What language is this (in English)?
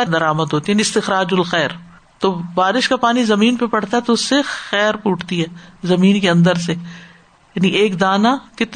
Urdu